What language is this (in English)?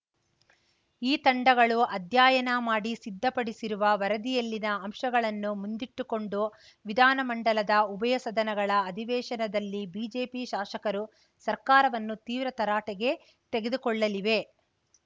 Kannada